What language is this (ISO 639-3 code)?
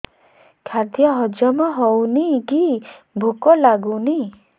ori